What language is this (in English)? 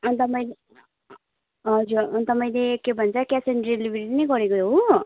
Nepali